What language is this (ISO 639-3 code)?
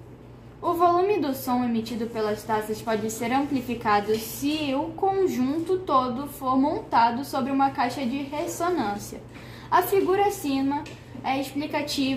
por